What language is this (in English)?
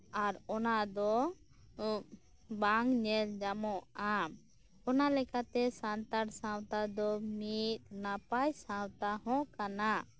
Santali